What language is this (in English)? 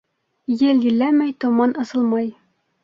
Bashkir